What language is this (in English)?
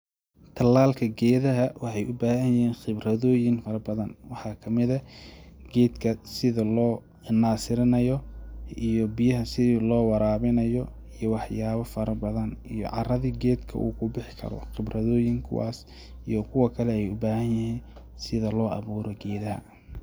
Somali